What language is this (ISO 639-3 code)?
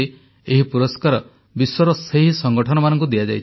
ori